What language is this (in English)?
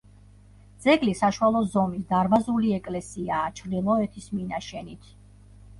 Georgian